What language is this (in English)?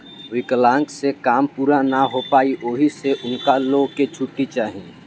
Bhojpuri